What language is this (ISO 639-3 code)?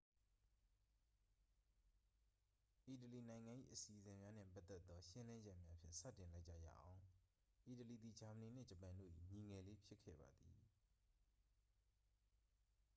mya